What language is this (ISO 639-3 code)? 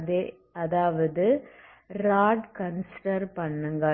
tam